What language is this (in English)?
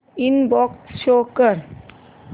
Marathi